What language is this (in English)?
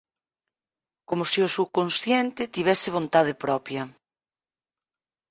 Galician